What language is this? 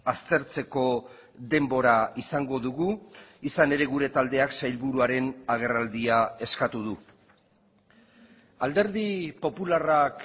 Basque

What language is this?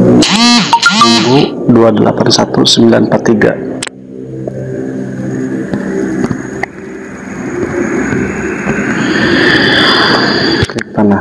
Indonesian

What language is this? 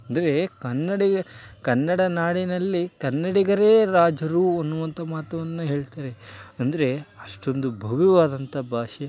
Kannada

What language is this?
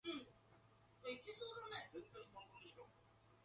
English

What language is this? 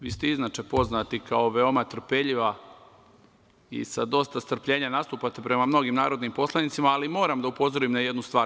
Serbian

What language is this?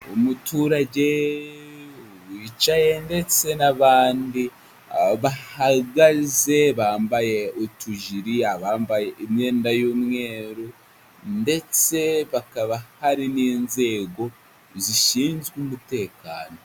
Kinyarwanda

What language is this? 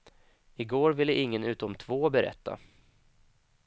Swedish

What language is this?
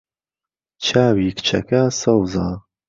Central Kurdish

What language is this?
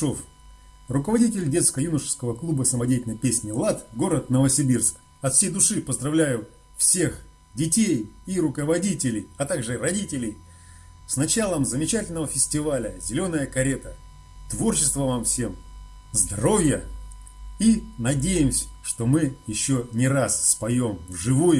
Russian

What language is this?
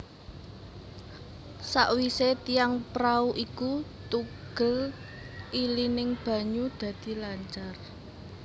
Javanese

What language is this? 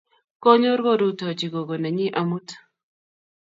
Kalenjin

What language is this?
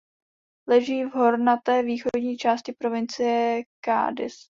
Czech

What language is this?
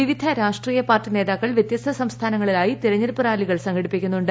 Malayalam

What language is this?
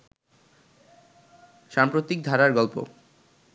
Bangla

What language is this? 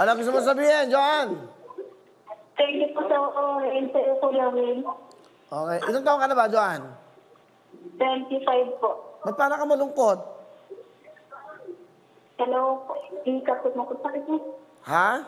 Filipino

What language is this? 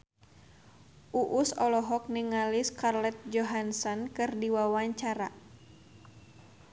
Sundanese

